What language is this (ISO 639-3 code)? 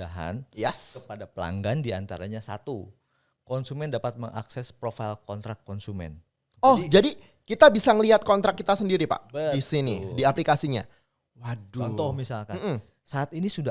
ind